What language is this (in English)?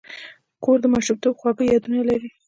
Pashto